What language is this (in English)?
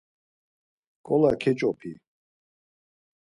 Laz